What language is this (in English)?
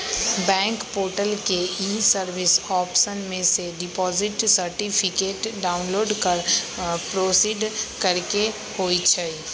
Magahi